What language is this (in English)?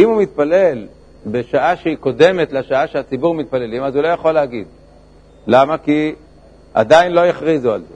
Hebrew